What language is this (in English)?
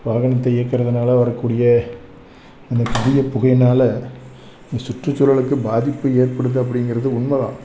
Tamil